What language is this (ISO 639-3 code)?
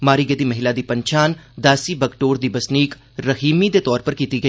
doi